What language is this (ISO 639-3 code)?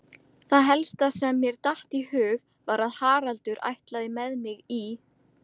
isl